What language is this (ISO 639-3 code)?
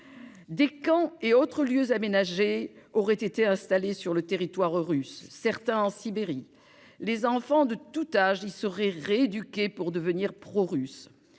fra